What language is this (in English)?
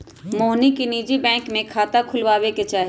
Magahi